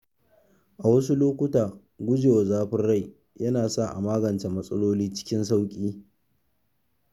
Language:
Hausa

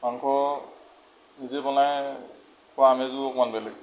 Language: Assamese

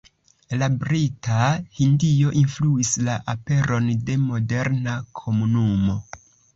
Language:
Esperanto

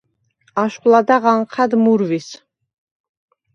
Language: Svan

